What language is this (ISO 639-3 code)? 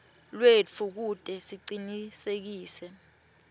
ssw